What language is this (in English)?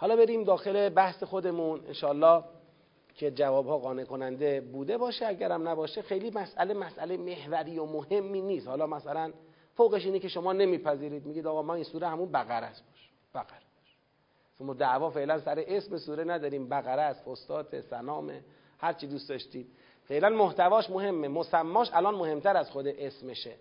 Persian